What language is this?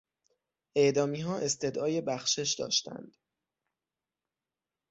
Persian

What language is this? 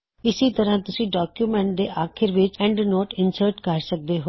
Punjabi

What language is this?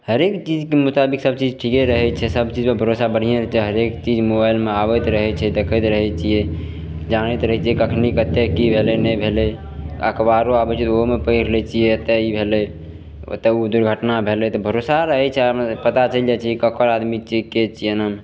Maithili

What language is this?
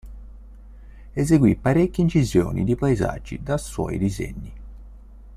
Italian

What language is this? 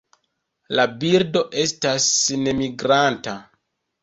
Esperanto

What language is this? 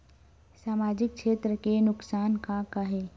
Chhattisgarhi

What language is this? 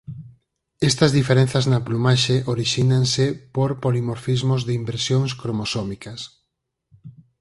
Galician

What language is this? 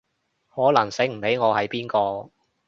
Cantonese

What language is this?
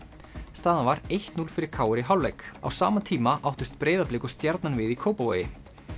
Icelandic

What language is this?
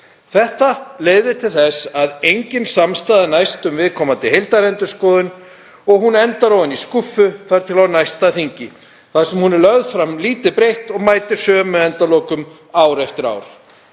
Icelandic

